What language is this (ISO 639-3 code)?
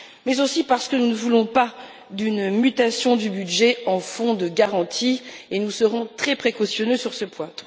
fra